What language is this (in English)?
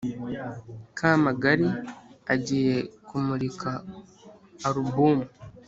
Kinyarwanda